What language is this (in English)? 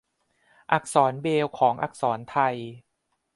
Thai